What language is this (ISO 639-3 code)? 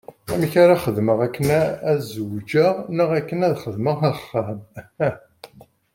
kab